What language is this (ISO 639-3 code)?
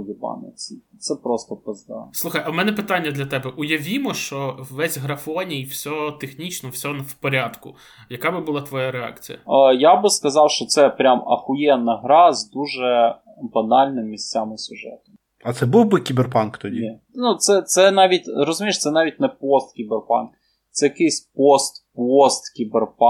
ukr